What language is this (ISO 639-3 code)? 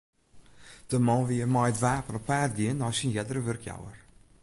fry